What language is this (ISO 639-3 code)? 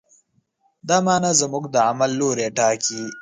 pus